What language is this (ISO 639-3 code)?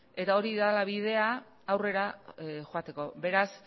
eus